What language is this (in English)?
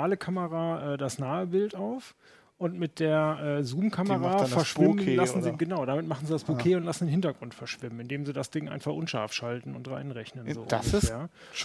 German